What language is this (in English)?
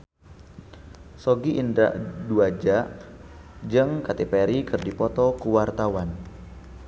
Sundanese